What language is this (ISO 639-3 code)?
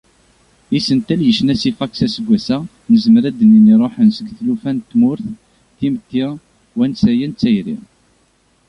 kab